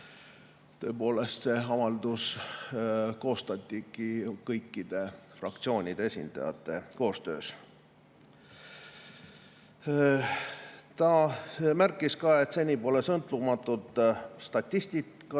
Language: Estonian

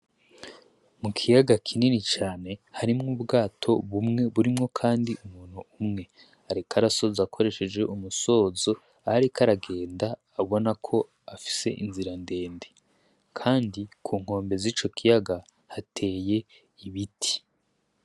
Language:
Rundi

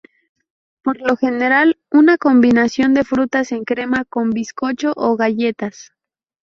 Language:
Spanish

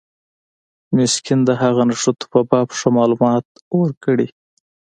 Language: Pashto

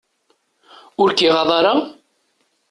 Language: Kabyle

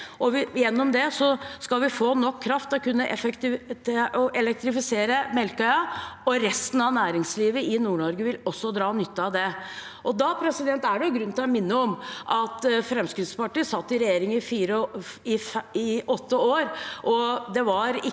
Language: Norwegian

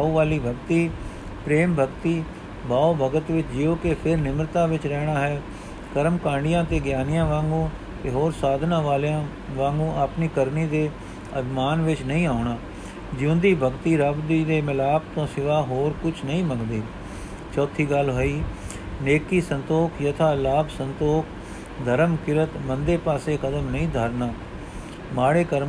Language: Punjabi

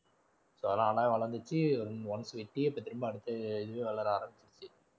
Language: Tamil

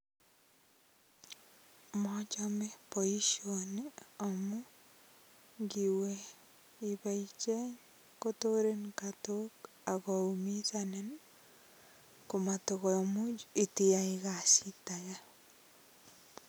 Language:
Kalenjin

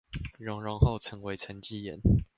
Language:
Chinese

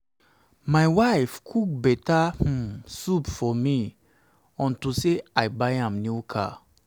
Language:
Nigerian Pidgin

